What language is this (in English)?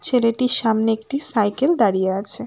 Bangla